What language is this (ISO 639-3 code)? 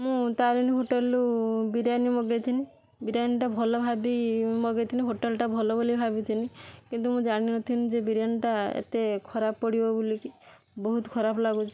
ori